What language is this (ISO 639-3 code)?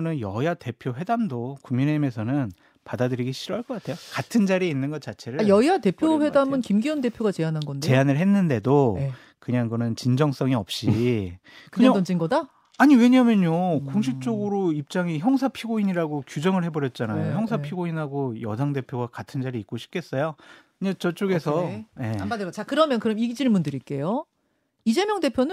kor